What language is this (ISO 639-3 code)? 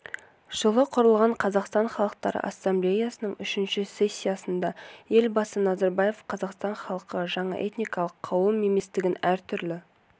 kaz